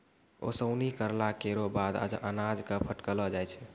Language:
Maithili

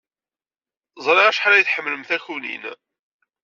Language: Kabyle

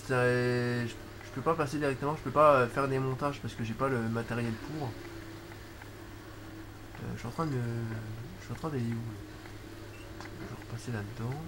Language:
French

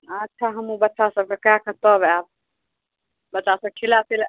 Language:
Maithili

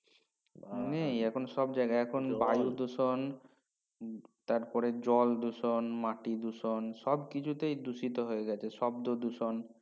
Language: Bangla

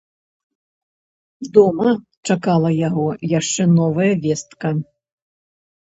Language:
Belarusian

